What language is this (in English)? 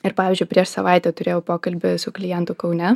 Lithuanian